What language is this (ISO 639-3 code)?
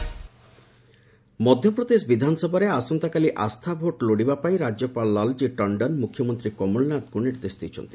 ori